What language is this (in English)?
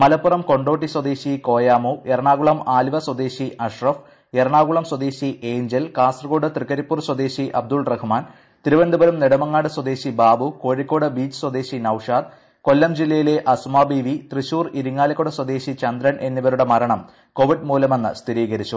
Malayalam